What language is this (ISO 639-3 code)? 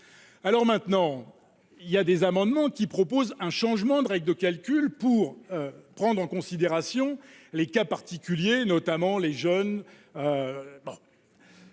fra